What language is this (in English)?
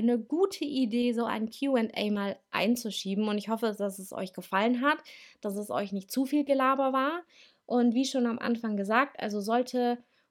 German